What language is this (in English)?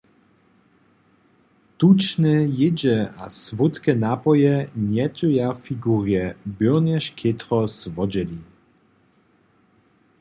Upper Sorbian